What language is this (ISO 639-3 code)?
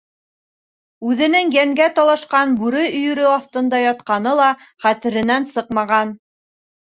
bak